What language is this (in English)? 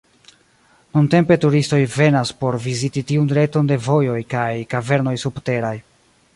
Esperanto